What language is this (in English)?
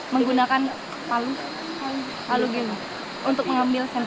Indonesian